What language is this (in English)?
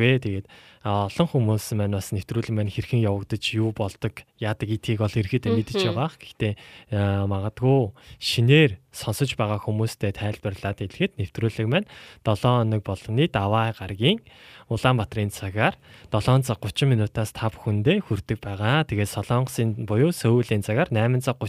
Korean